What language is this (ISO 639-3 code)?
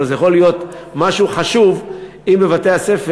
heb